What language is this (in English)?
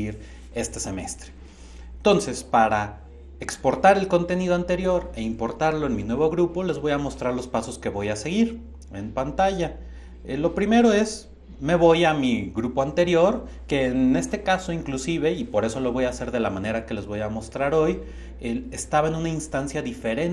Spanish